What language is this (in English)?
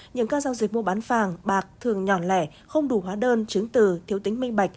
Vietnamese